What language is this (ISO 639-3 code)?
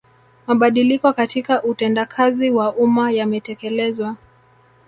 swa